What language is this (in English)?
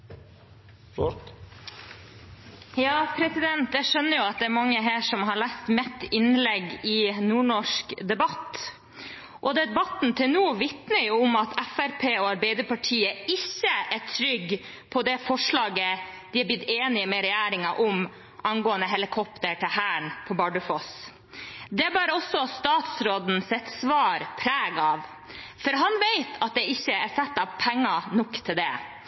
Norwegian Bokmål